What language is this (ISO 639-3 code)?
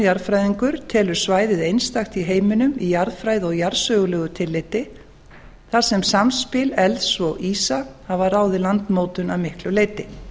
isl